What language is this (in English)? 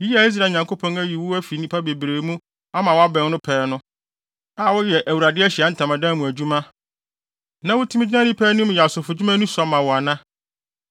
Akan